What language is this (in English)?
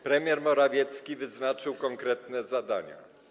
Polish